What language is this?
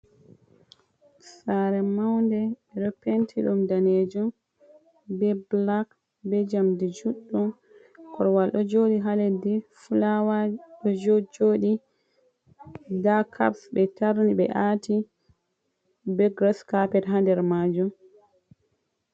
Fula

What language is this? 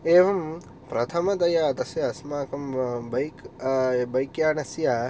Sanskrit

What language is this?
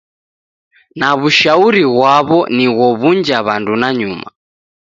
Taita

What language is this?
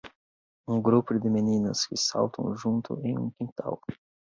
Portuguese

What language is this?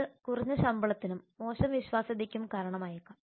Malayalam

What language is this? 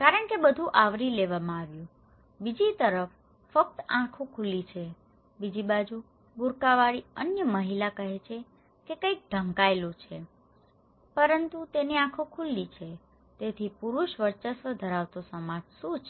Gujarati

